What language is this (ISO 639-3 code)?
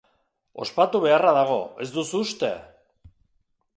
eus